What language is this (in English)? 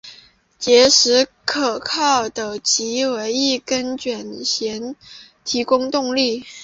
Chinese